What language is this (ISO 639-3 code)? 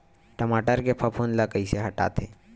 hne